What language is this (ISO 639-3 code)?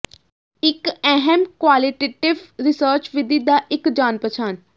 pan